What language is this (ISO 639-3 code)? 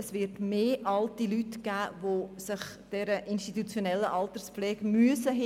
gsw